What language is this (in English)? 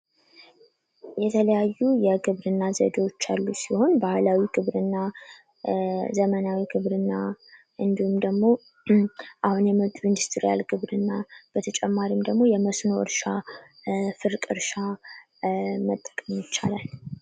Amharic